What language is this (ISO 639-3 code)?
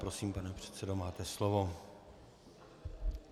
ces